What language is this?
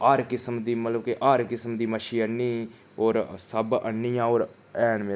Dogri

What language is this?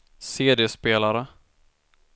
Swedish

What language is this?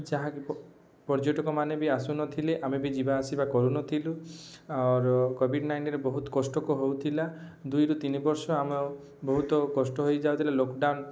Odia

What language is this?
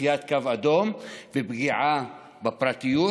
Hebrew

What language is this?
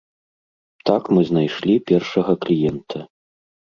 Belarusian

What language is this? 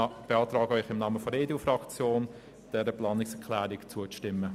Swiss German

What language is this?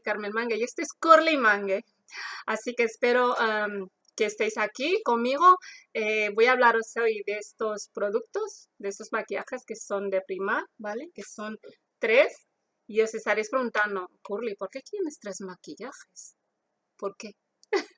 Spanish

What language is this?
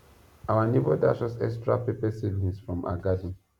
Nigerian Pidgin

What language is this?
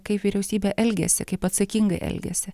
Lithuanian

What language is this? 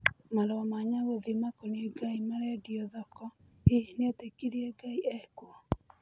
Kikuyu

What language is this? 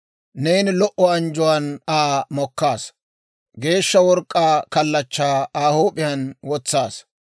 Dawro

